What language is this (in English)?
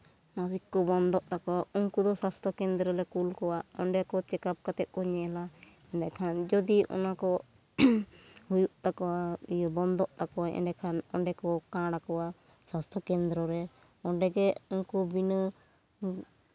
Santali